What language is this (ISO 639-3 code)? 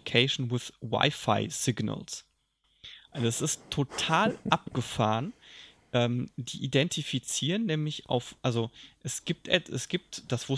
deu